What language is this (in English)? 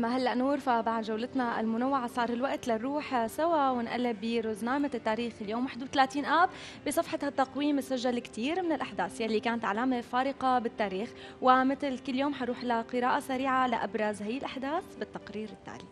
Arabic